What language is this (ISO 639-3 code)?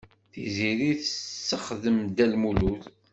kab